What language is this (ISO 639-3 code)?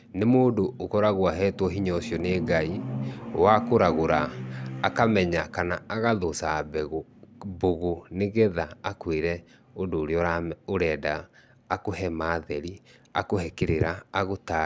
kik